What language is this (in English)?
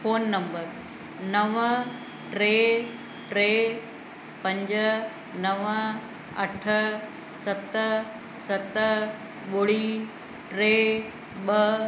Sindhi